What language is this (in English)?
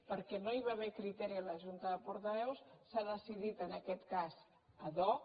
Catalan